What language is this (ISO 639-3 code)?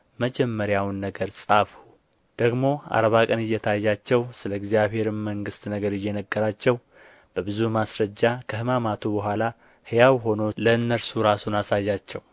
amh